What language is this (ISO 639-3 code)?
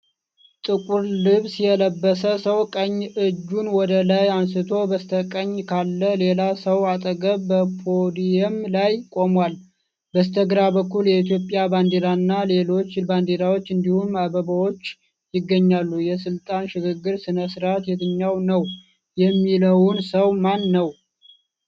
amh